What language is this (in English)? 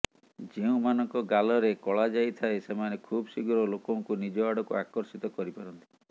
Odia